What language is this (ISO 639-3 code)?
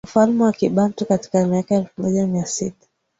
swa